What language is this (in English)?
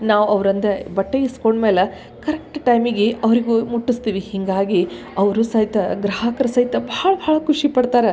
Kannada